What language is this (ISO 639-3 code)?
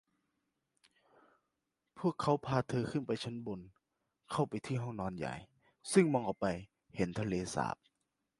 tha